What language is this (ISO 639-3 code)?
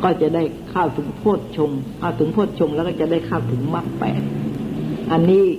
tha